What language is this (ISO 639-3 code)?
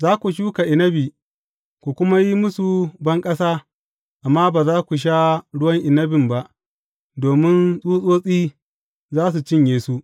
hau